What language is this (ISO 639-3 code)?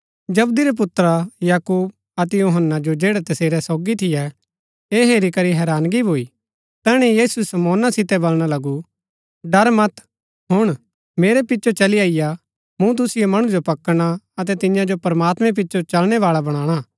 gbk